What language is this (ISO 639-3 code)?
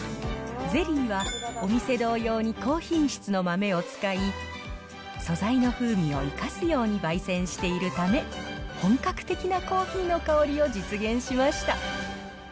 jpn